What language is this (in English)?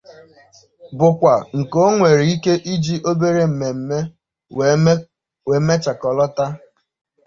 Igbo